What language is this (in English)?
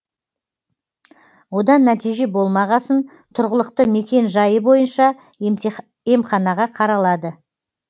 Kazakh